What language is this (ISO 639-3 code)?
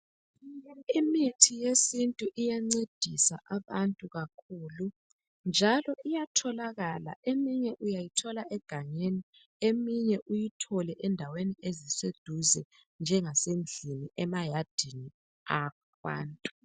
nde